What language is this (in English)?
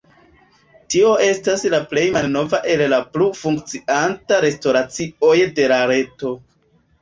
Esperanto